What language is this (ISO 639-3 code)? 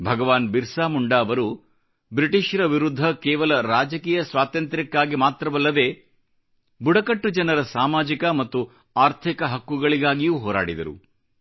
kan